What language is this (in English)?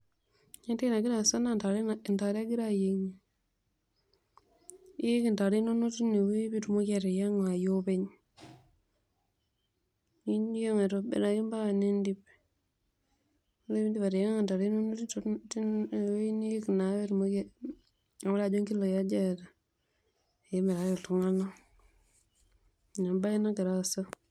Masai